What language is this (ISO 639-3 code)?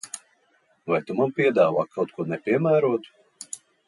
lav